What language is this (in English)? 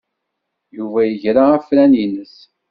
Kabyle